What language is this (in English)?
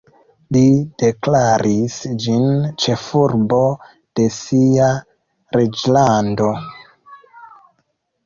Esperanto